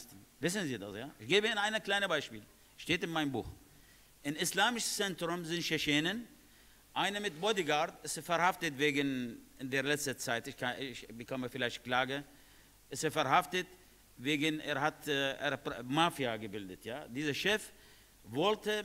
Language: German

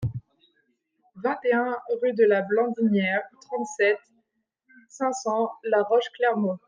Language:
French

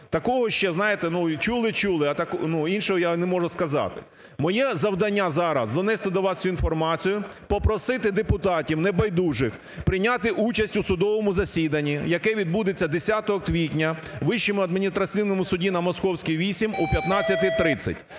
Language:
Ukrainian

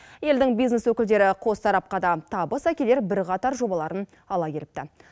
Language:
Kazakh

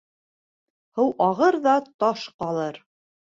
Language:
Bashkir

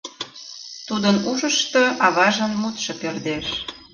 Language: Mari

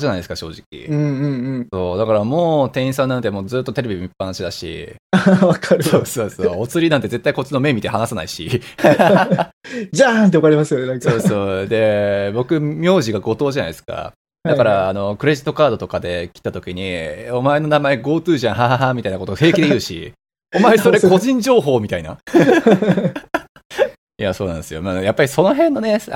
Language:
Japanese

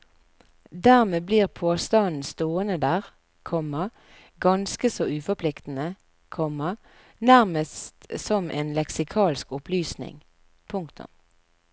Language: Norwegian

